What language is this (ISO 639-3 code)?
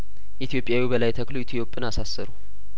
amh